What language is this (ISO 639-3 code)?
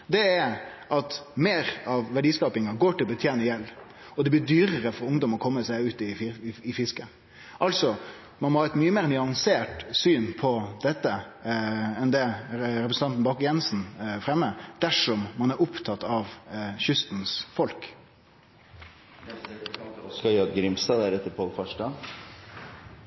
nno